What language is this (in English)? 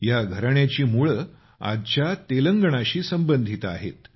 Marathi